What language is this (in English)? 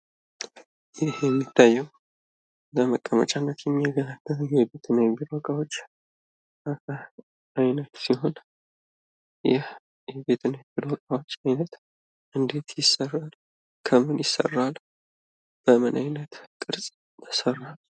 Amharic